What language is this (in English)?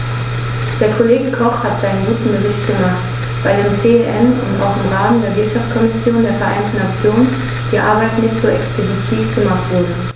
German